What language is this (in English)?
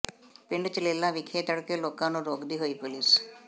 Punjabi